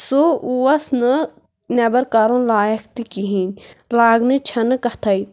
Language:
Kashmiri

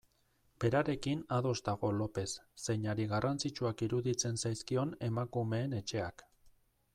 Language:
Basque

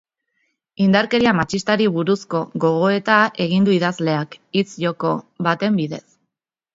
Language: Basque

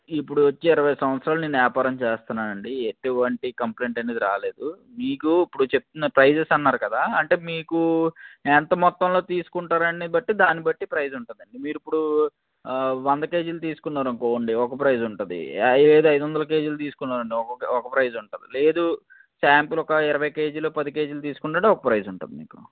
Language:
Telugu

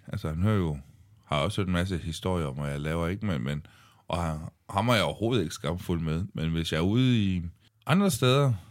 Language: Danish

